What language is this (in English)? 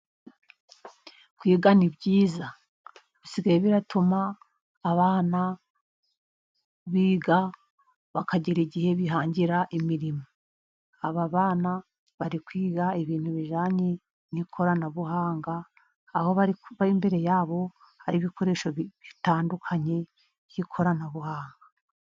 Kinyarwanda